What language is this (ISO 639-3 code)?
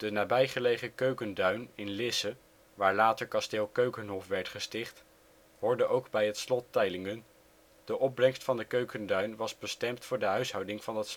nld